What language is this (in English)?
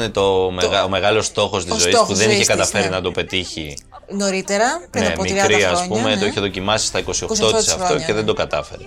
Greek